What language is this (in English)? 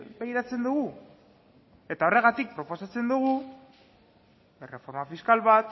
Basque